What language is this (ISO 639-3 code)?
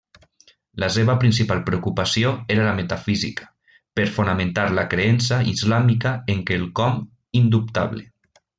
cat